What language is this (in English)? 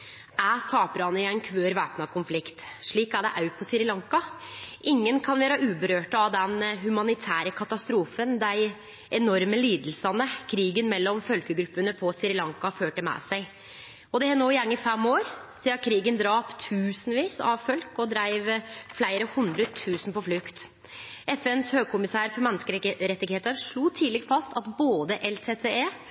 Norwegian Nynorsk